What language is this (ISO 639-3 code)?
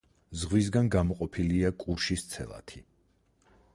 kat